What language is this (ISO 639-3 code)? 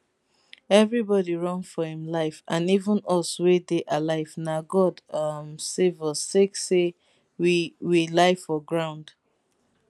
pcm